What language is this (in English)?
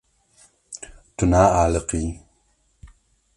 Kurdish